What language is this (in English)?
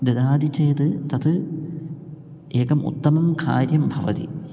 Sanskrit